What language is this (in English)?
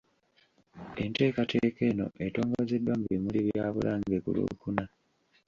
Ganda